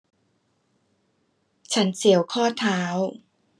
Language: Thai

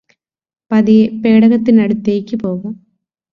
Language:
Malayalam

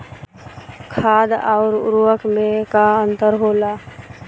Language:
Bhojpuri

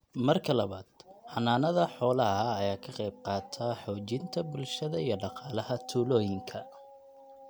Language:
Somali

